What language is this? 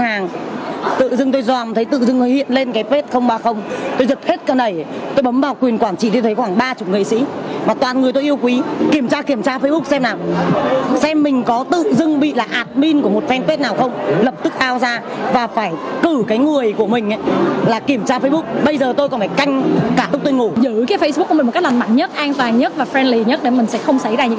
Vietnamese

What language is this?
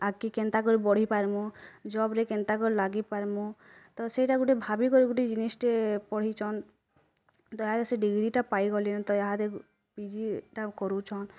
Odia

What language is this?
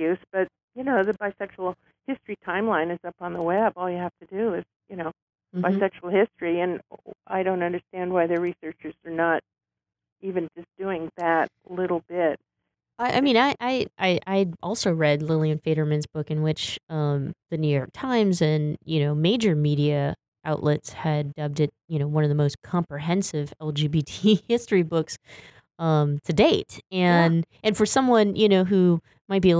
English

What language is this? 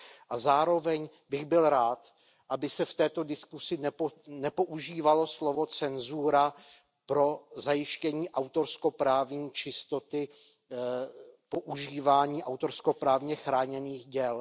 Czech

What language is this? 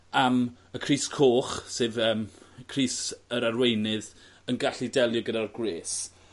Welsh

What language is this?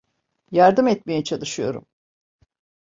Turkish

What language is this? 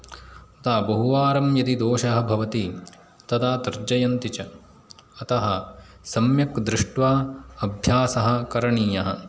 Sanskrit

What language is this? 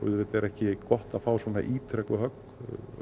Icelandic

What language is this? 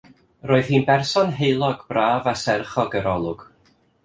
Welsh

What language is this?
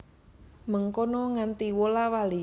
Javanese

